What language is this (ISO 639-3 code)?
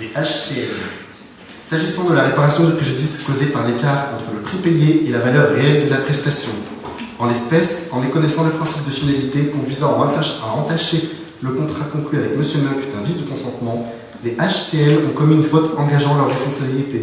fra